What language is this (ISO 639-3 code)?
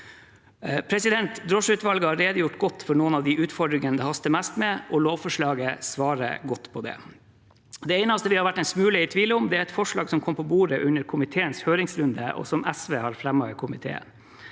nor